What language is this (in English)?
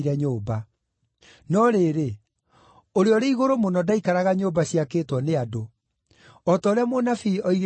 Kikuyu